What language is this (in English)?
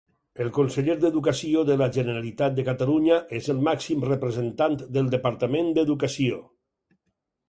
Catalan